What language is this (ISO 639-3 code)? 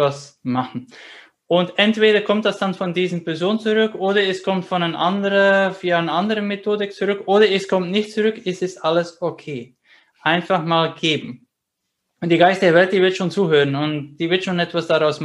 deu